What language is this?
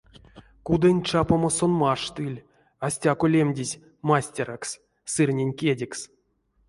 Erzya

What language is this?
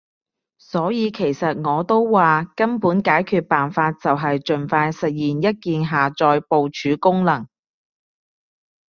Cantonese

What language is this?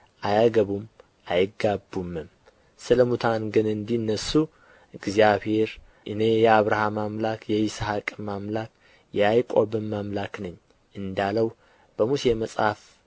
Amharic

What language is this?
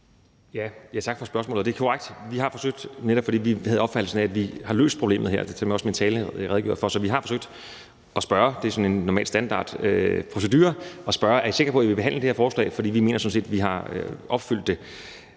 Danish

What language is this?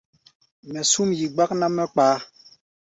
Gbaya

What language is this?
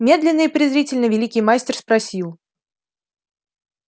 Russian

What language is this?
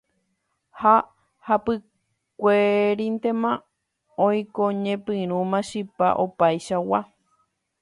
Guarani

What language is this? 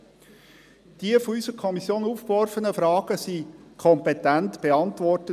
Swiss German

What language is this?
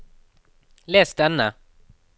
Norwegian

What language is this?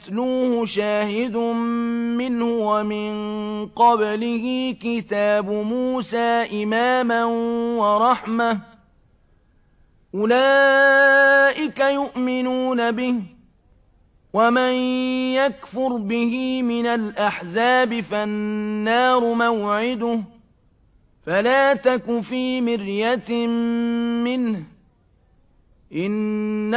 Arabic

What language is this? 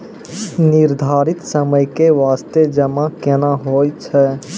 Maithili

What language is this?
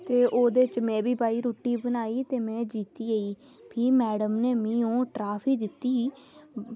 Dogri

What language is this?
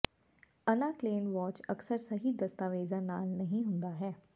Punjabi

